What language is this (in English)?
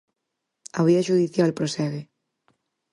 Galician